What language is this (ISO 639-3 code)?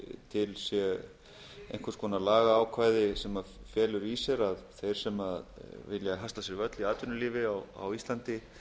isl